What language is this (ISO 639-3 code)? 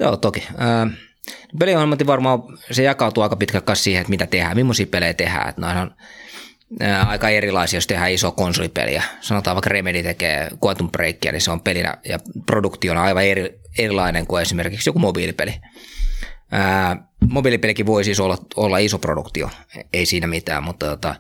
fin